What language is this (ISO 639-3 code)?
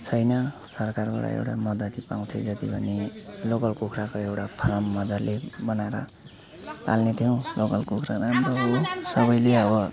nep